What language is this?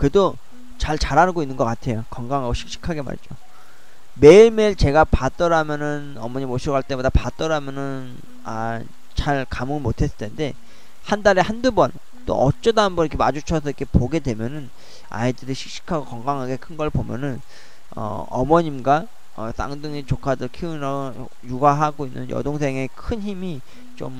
Korean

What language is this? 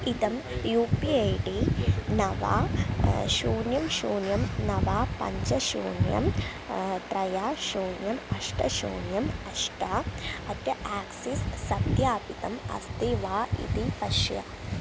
Sanskrit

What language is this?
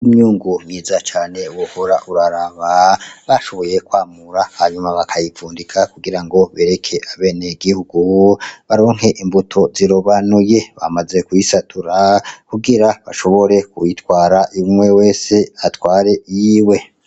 Rundi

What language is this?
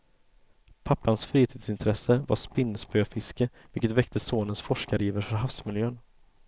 Swedish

